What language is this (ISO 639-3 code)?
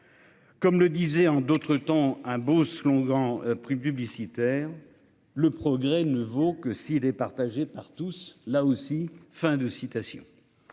fra